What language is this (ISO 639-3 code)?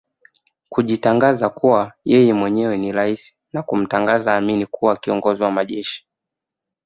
swa